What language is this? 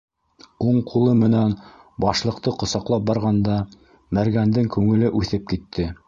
Bashkir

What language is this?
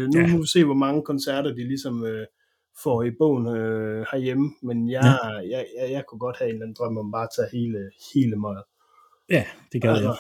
Danish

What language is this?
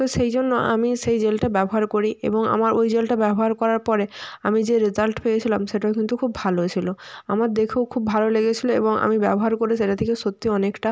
Bangla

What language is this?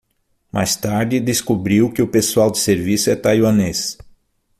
Portuguese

